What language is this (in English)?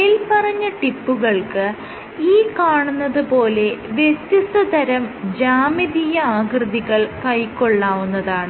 Malayalam